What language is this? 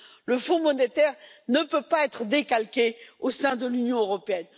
French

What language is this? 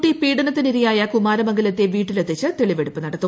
Malayalam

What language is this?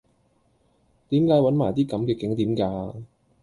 Cantonese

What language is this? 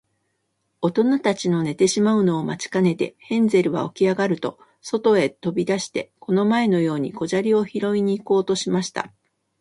Japanese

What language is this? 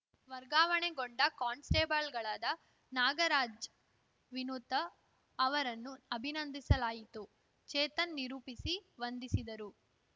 Kannada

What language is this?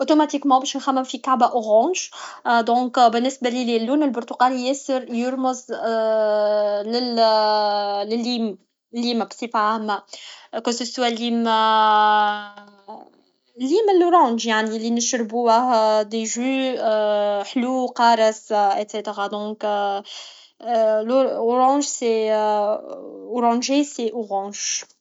Tunisian Arabic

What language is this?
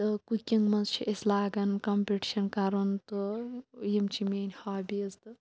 Kashmiri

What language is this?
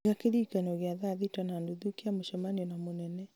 Kikuyu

